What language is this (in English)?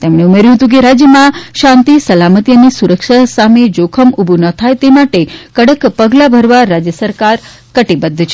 Gujarati